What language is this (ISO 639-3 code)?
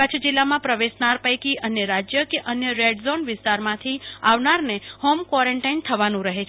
guj